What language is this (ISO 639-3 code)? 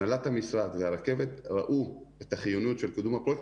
heb